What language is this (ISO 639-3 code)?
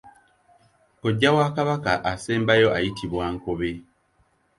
lug